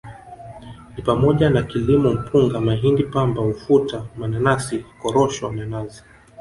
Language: Swahili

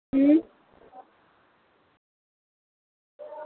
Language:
Dogri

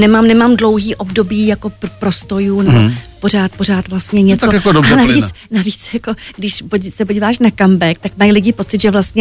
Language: Czech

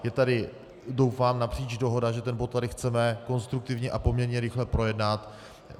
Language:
Czech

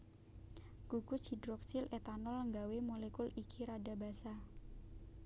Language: Javanese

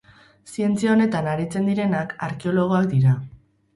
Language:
Basque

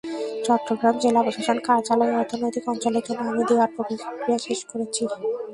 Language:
Bangla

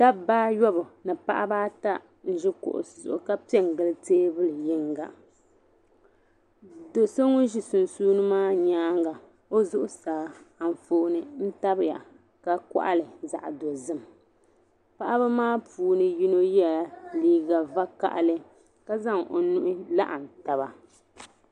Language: Dagbani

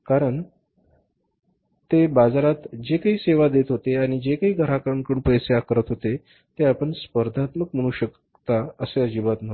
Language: Marathi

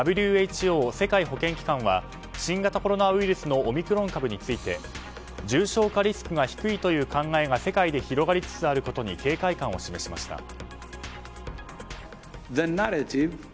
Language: Japanese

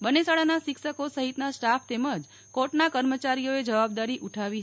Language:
Gujarati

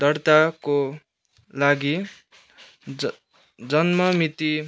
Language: Nepali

